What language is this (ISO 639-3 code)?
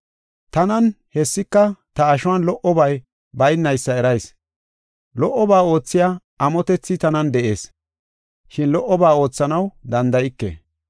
gof